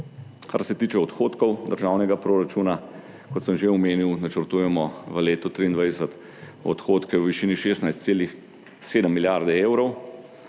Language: Slovenian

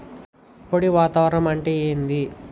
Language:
Telugu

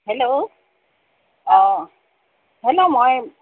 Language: Assamese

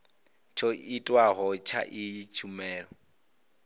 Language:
Venda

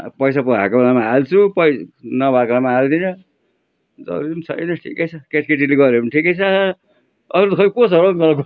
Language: Nepali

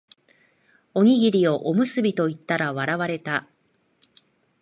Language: Japanese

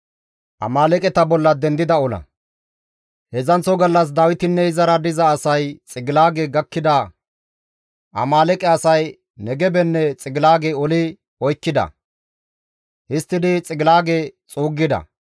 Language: Gamo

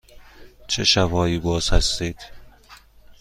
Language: Persian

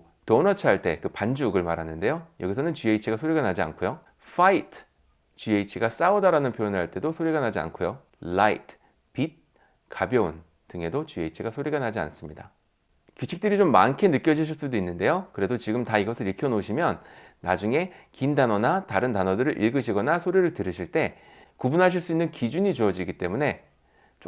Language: Korean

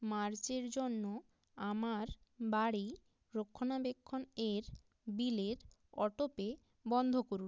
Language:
Bangla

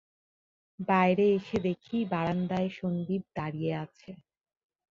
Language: Bangla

